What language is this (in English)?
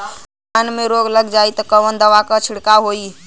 Bhojpuri